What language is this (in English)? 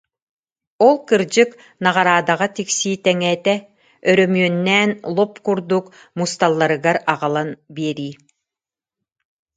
Yakut